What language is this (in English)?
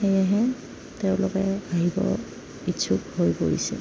Assamese